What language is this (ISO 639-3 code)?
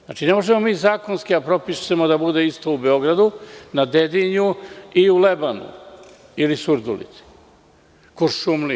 srp